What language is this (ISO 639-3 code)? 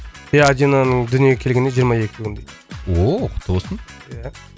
kaz